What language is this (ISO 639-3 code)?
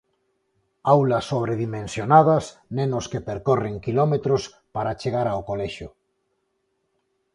glg